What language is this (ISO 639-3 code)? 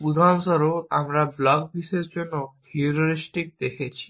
ben